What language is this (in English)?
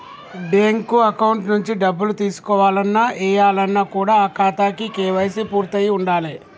Telugu